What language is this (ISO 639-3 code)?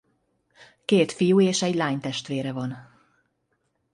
hun